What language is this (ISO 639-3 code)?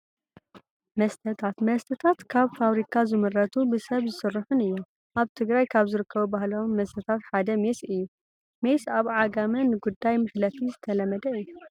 tir